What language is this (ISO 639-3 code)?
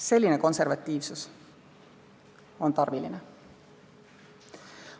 est